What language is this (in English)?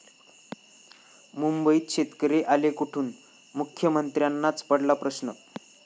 Marathi